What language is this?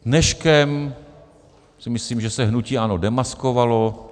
Czech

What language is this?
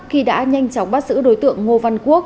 Vietnamese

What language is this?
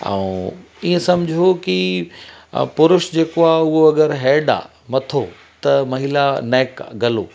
Sindhi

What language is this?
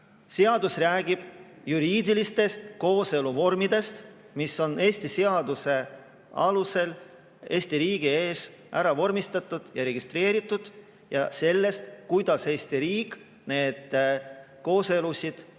Estonian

